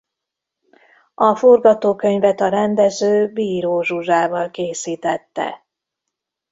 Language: Hungarian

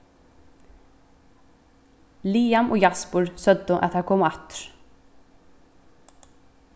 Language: Faroese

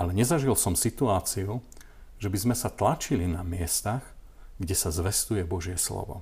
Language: Slovak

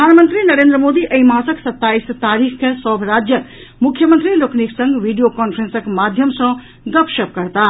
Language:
Maithili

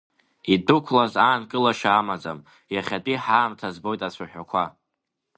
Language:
Abkhazian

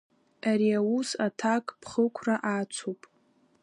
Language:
Abkhazian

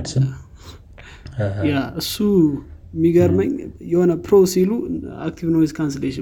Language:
Amharic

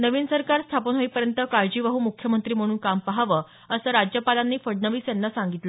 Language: Marathi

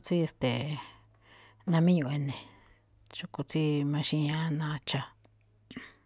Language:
Malinaltepec Me'phaa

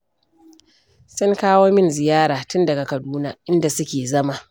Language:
Hausa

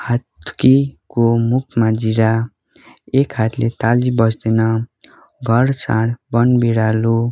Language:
Nepali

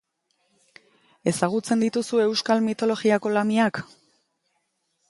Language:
Basque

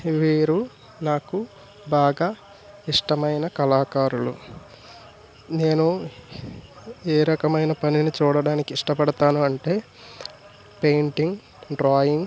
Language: Telugu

